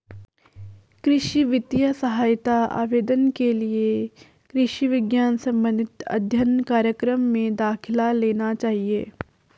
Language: Hindi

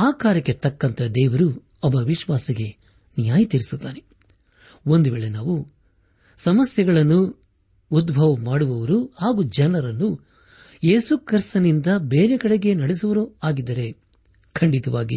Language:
Kannada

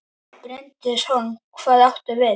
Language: Icelandic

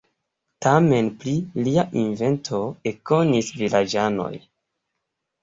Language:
Esperanto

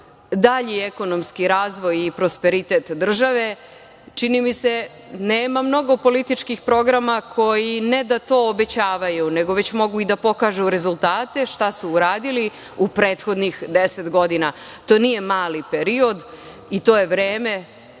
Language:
Serbian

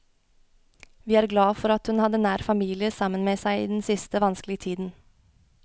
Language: Norwegian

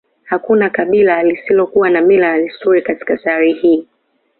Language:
Swahili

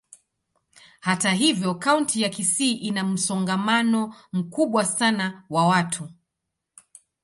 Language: Swahili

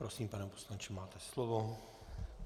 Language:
Czech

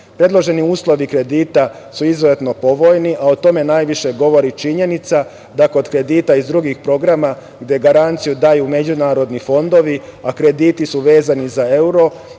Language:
Serbian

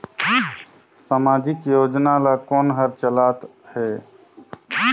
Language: Chhattisgarhi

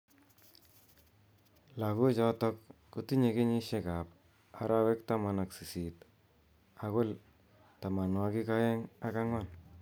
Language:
Kalenjin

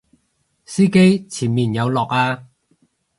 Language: Cantonese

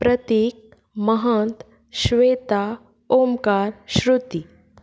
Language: Konkani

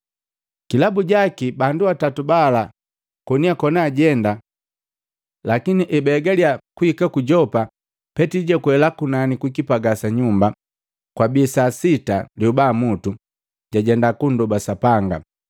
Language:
Matengo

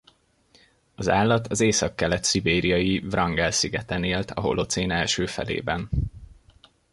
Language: Hungarian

